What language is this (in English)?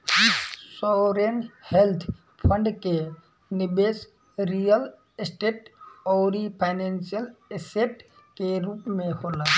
Bhojpuri